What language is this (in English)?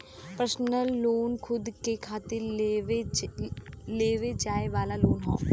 Bhojpuri